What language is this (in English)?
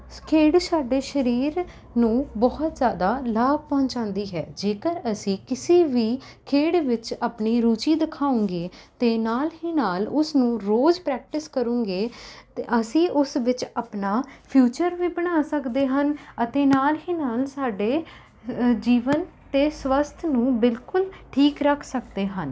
Punjabi